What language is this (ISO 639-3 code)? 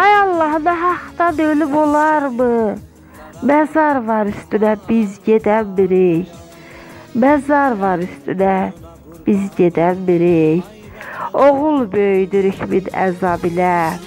tur